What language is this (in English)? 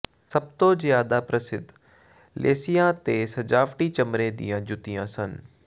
Punjabi